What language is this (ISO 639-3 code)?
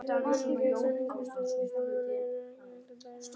isl